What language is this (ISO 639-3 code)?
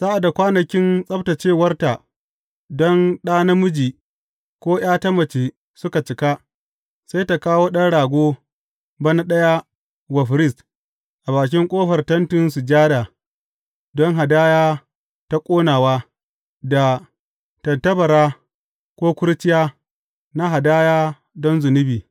hau